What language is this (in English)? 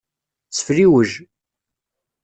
Kabyle